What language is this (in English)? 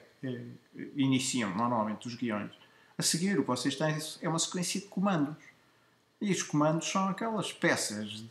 Portuguese